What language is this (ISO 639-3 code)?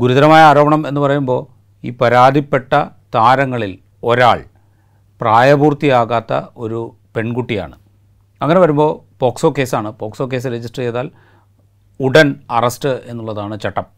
mal